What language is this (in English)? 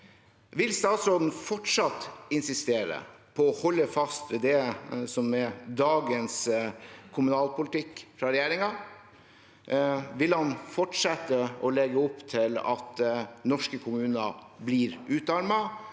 Norwegian